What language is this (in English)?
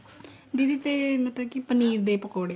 Punjabi